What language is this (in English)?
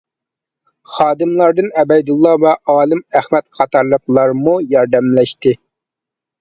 Uyghur